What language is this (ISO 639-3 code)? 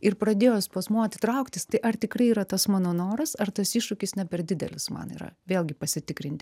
lit